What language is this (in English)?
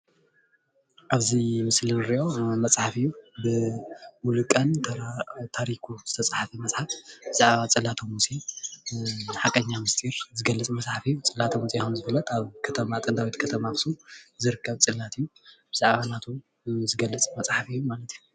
Tigrinya